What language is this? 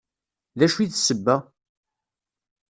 Kabyle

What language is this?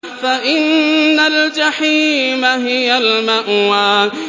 Arabic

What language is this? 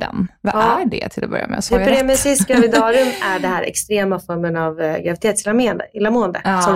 Swedish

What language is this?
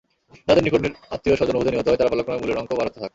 Bangla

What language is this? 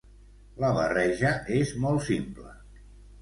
Catalan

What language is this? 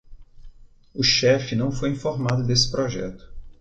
Portuguese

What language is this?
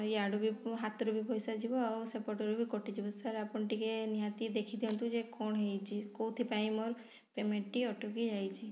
Odia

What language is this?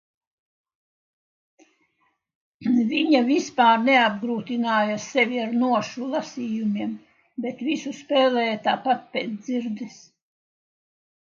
Latvian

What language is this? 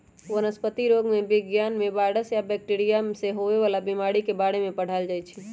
Magahi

